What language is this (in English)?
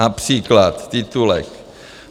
Czech